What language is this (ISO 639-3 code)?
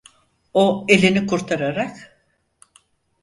tur